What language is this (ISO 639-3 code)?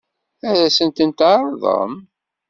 kab